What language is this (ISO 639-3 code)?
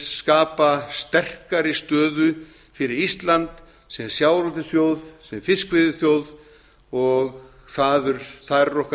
isl